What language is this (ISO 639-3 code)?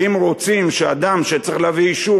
heb